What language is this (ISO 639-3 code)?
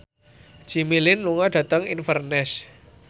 jav